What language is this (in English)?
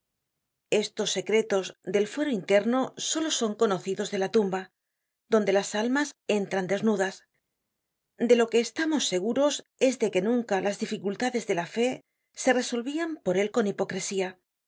Spanish